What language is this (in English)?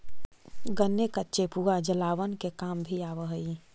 Magahi